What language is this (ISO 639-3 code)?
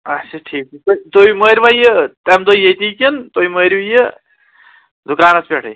kas